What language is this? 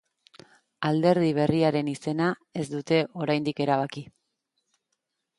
Basque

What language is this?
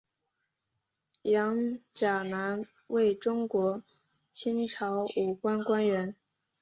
Chinese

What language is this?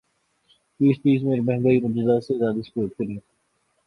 Urdu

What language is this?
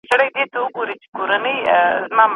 Pashto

